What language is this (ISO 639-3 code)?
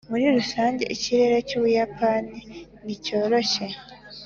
kin